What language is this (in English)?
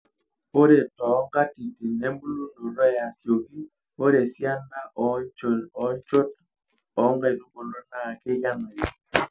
Masai